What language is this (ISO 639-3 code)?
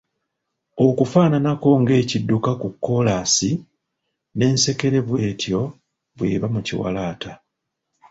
lug